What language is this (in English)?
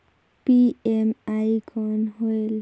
Chhattisgarhi